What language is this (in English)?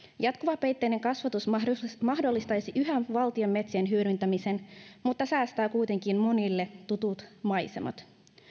Finnish